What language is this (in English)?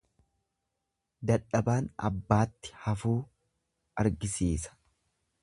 Oromo